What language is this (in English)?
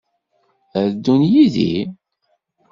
Kabyle